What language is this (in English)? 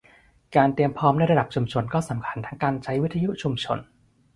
Thai